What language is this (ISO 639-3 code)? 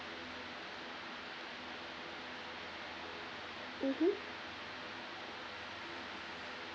eng